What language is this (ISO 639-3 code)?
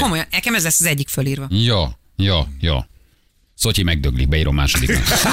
hun